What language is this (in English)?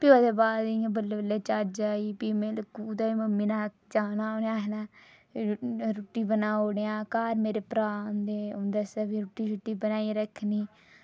Dogri